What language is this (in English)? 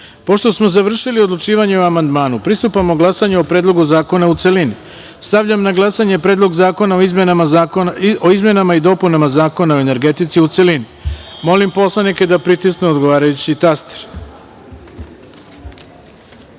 Serbian